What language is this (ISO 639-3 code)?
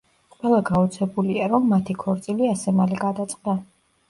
kat